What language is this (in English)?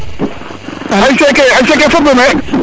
Serer